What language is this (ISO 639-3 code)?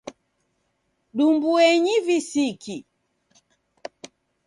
dav